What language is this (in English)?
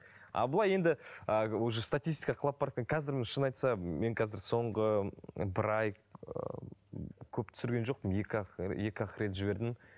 Kazakh